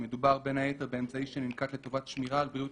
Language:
Hebrew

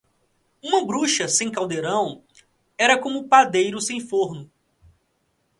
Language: Portuguese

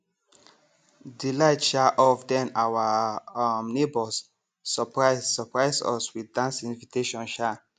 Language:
Nigerian Pidgin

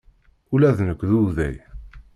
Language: Kabyle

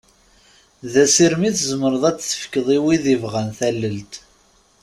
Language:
Kabyle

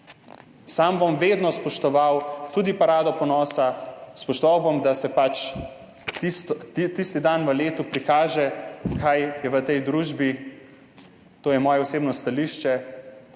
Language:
Slovenian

